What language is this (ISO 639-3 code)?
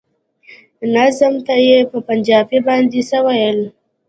pus